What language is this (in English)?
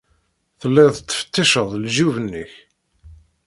Kabyle